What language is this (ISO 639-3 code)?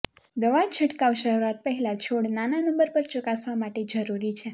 guj